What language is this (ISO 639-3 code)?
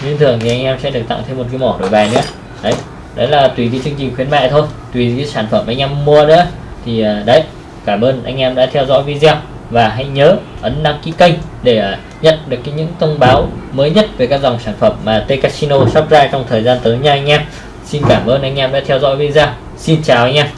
vie